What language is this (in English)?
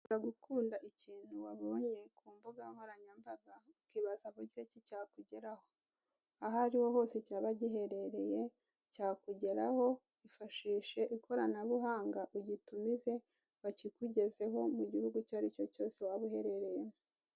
Kinyarwanda